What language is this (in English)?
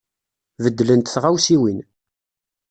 Kabyle